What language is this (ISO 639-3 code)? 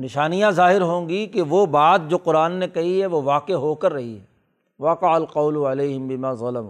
urd